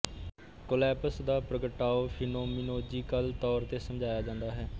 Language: Punjabi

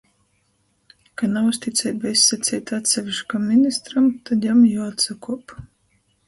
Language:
Latgalian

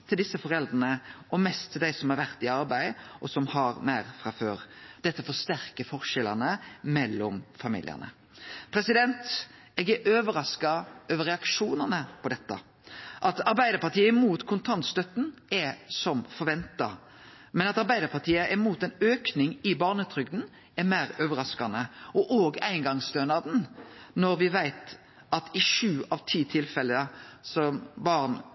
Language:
Norwegian Nynorsk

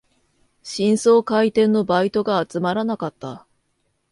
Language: Japanese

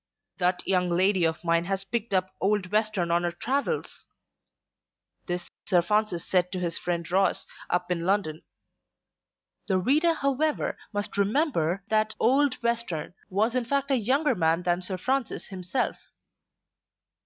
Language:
English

